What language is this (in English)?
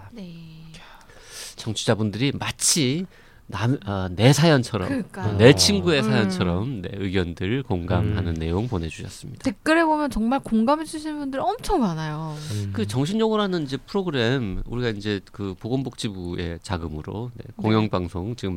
Korean